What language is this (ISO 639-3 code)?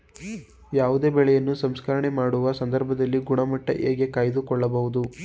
kan